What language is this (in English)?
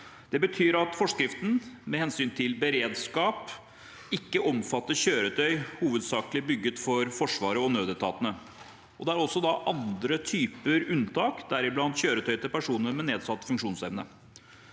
Norwegian